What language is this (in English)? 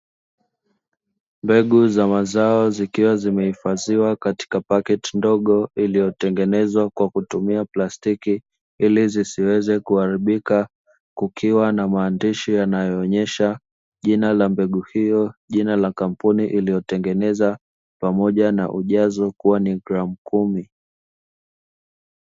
Swahili